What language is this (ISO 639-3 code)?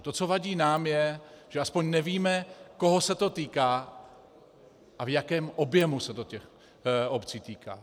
ces